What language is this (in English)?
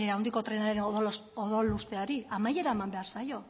Basque